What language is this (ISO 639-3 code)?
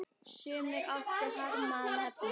isl